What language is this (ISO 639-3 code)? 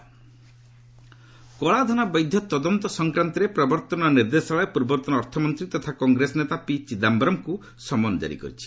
ori